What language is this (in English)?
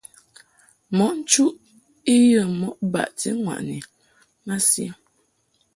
Mungaka